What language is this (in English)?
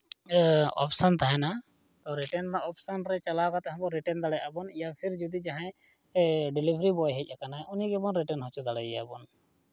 Santali